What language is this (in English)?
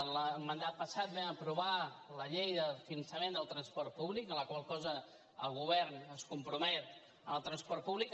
Catalan